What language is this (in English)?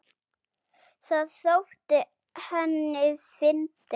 Icelandic